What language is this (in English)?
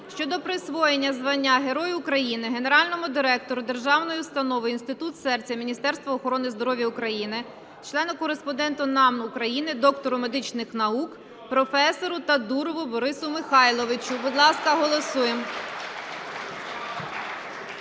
Ukrainian